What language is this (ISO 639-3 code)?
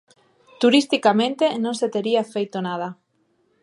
glg